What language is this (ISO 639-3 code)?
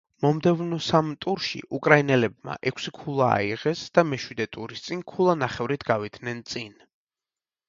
kat